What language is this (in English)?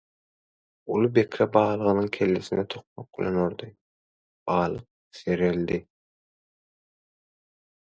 Turkmen